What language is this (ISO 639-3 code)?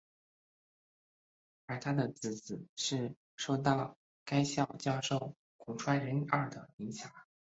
zho